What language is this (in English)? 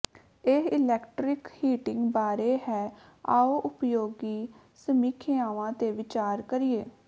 Punjabi